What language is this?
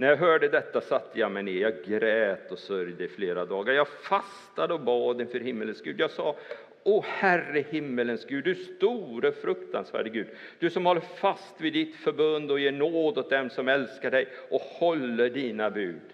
Swedish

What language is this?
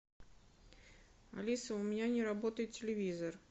Russian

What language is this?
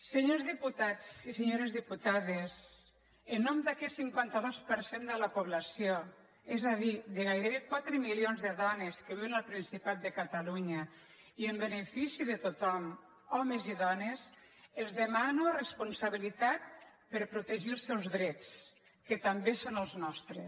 Catalan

